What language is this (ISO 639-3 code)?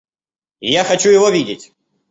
rus